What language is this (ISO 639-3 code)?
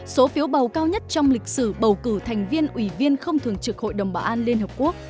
vie